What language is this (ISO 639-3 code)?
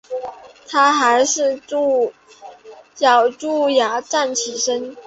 zho